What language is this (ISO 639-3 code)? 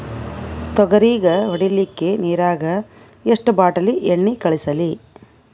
kan